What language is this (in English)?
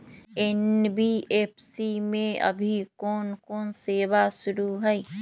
Magahi